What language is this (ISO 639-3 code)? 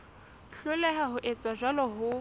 sot